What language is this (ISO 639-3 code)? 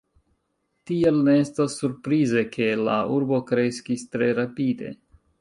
epo